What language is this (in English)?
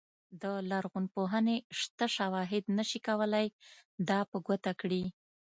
Pashto